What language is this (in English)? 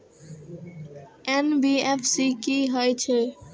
Maithili